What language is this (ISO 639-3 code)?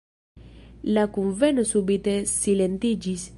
epo